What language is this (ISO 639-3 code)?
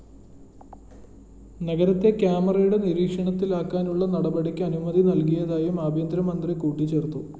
mal